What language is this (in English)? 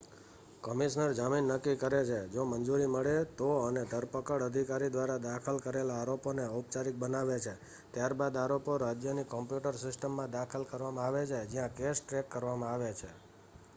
Gujarati